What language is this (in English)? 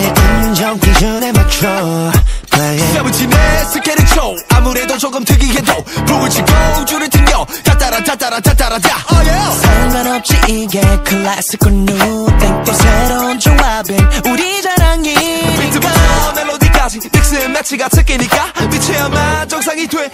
Korean